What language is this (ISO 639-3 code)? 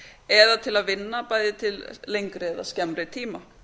isl